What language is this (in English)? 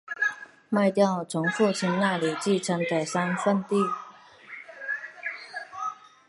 Chinese